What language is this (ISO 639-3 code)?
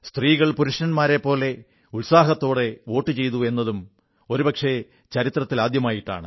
mal